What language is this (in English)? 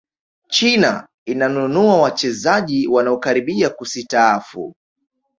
Swahili